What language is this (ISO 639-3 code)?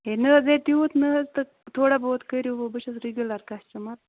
kas